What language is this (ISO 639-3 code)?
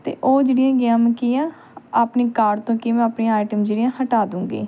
pan